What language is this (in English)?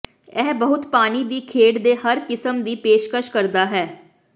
Punjabi